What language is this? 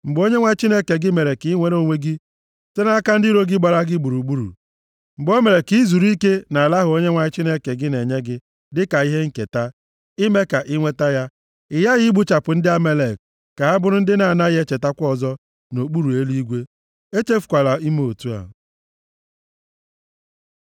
Igbo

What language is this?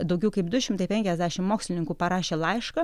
Lithuanian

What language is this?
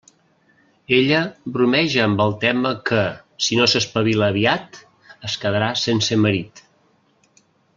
Catalan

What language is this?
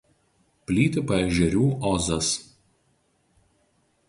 Lithuanian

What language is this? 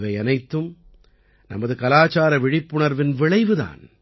Tamil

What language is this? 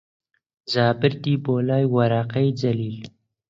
Central Kurdish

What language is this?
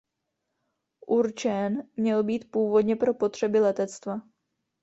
Czech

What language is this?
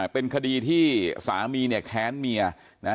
Thai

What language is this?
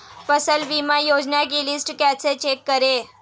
Hindi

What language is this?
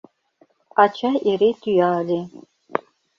Mari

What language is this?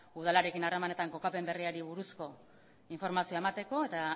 Basque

